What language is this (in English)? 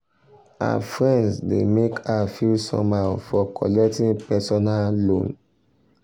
Nigerian Pidgin